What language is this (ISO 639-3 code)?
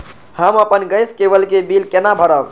mai